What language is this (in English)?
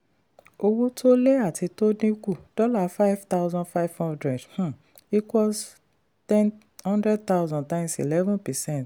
Yoruba